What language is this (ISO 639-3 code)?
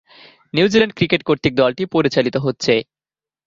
ben